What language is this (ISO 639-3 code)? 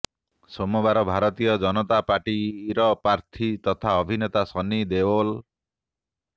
ori